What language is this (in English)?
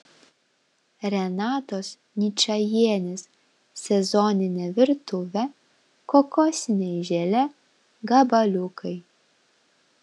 Lithuanian